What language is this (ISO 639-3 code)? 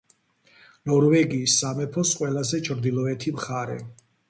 kat